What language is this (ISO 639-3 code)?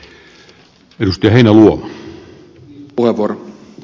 fin